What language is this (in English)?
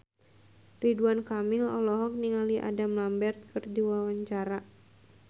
Sundanese